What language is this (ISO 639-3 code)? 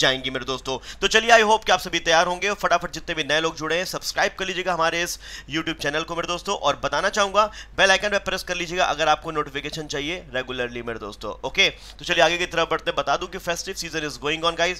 hin